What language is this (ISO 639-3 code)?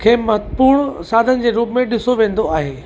snd